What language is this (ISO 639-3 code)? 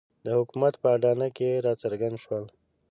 pus